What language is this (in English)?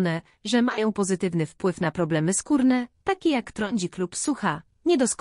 Polish